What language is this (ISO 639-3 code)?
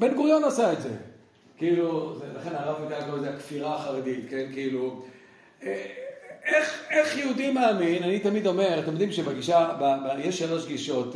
heb